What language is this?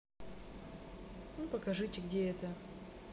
Russian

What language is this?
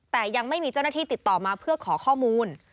Thai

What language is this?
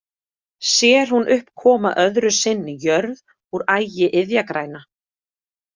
Icelandic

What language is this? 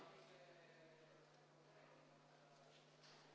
Estonian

